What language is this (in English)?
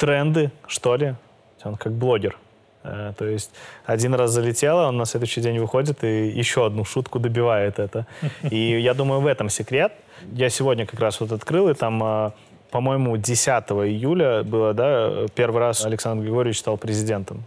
Russian